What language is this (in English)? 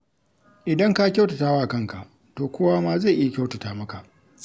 Hausa